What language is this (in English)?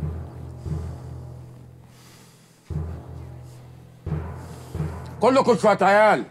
Arabic